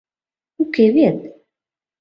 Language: Mari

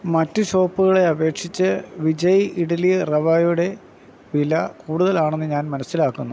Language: Malayalam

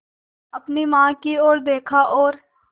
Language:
Hindi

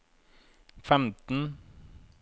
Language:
Norwegian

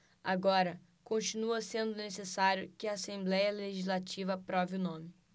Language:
Portuguese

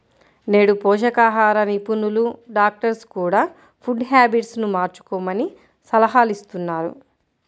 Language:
Telugu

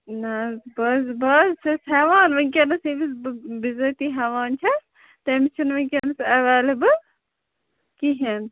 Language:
Kashmiri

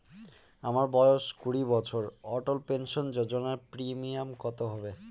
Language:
Bangla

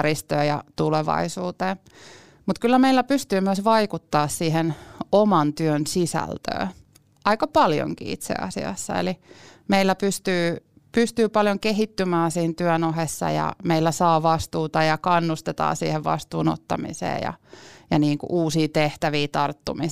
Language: Finnish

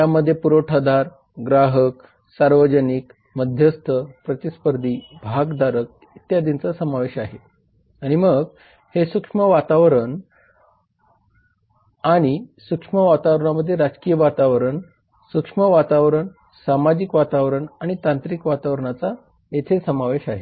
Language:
Marathi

